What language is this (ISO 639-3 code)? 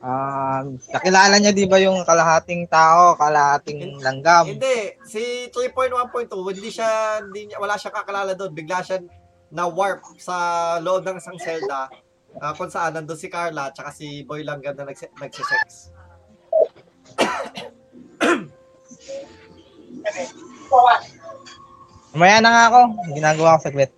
fil